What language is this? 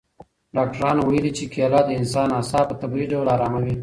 Pashto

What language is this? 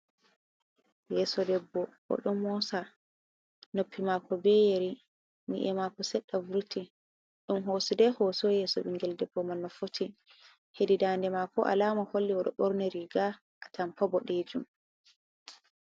Fula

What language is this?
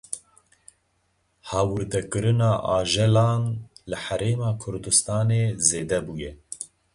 Kurdish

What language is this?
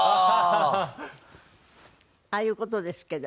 Japanese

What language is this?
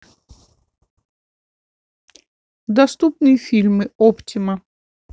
Russian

